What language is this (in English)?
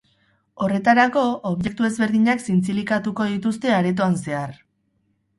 Basque